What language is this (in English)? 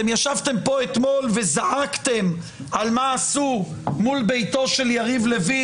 Hebrew